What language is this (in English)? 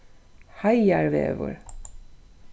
Faroese